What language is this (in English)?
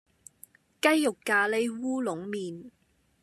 Cantonese